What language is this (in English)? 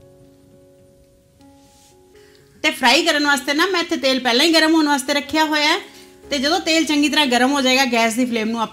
Punjabi